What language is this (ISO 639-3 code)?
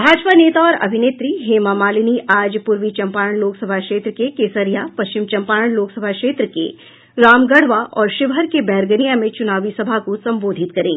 hin